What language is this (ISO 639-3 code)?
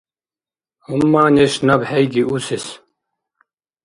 dar